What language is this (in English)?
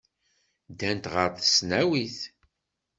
Kabyle